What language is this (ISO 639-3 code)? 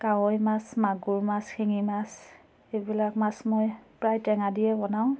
asm